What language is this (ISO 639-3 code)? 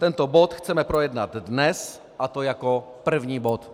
ces